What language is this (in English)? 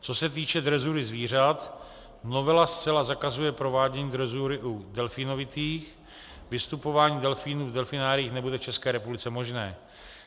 Czech